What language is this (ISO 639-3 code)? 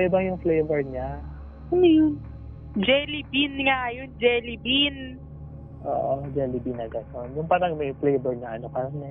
fil